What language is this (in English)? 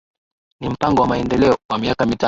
Swahili